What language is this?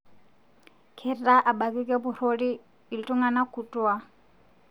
Masai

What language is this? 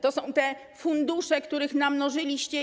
Polish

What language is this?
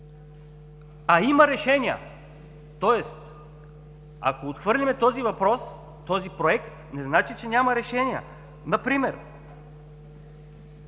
Bulgarian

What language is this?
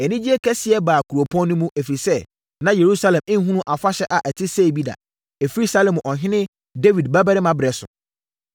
Akan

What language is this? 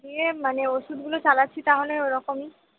Bangla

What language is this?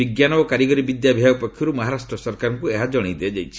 Odia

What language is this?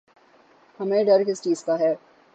Urdu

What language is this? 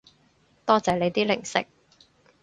Cantonese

